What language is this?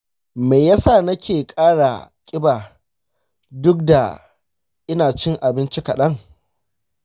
Hausa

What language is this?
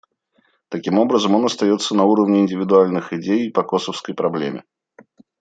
Russian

